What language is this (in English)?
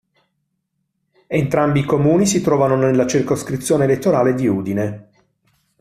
Italian